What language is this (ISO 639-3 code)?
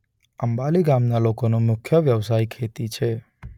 guj